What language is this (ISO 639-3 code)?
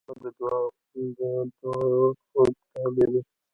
pus